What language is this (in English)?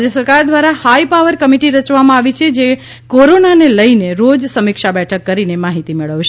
Gujarati